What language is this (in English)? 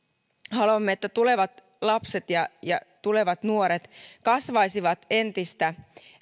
Finnish